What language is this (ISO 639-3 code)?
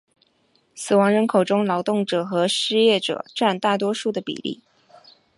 zho